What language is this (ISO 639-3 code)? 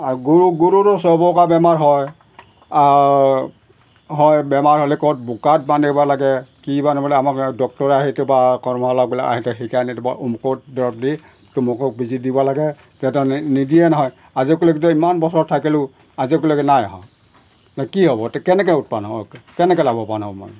asm